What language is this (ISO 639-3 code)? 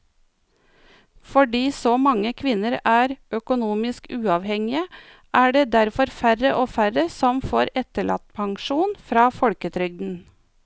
nor